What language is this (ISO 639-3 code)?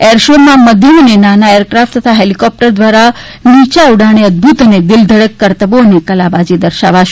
guj